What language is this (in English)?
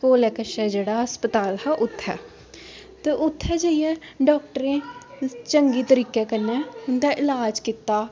Dogri